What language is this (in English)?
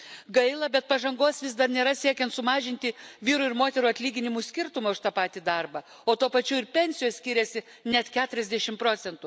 Lithuanian